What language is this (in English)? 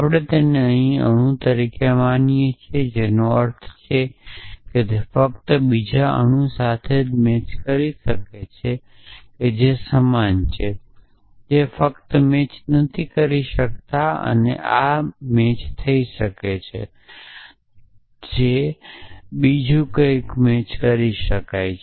Gujarati